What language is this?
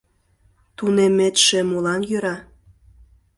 Mari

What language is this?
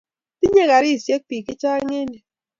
Kalenjin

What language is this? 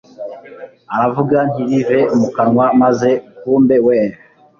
Kinyarwanda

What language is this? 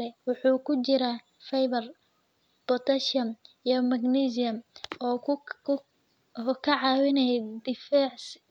Somali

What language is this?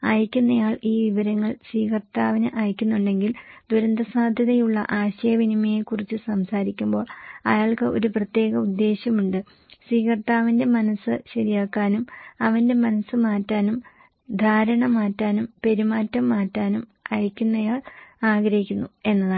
Malayalam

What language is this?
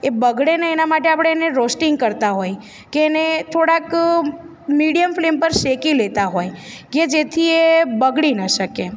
Gujarati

